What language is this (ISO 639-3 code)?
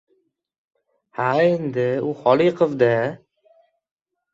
uzb